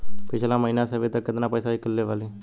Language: Bhojpuri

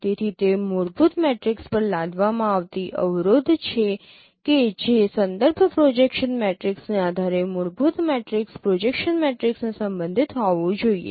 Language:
Gujarati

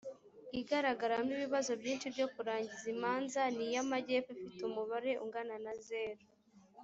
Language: Kinyarwanda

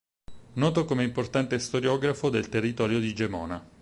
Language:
Italian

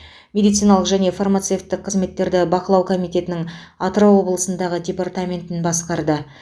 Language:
Kazakh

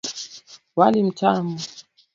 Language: Swahili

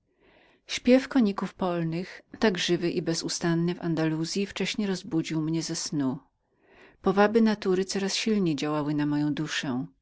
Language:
Polish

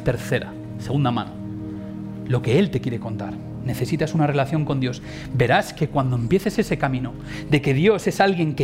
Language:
Spanish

